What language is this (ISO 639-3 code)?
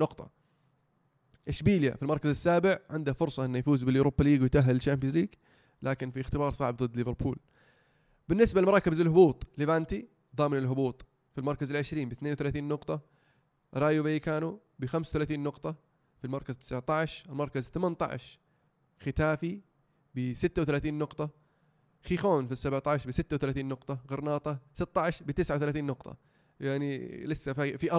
ara